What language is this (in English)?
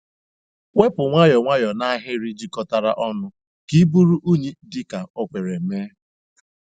Igbo